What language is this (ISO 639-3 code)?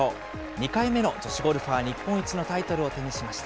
jpn